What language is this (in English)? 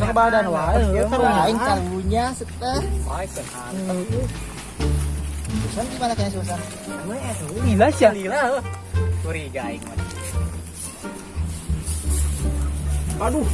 Indonesian